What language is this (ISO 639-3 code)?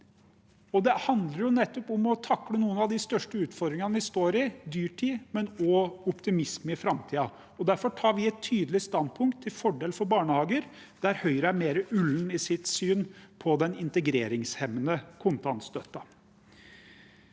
nor